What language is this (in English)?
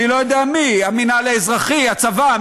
Hebrew